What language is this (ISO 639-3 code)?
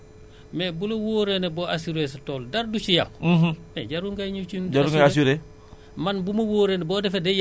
wol